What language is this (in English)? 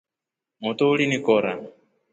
Rombo